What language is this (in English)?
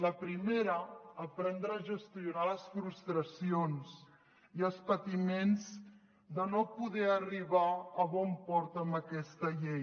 Catalan